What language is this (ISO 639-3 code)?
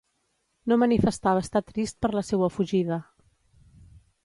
cat